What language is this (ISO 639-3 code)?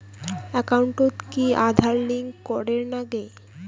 ben